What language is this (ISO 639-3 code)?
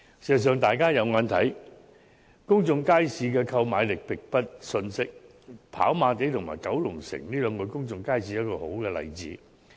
yue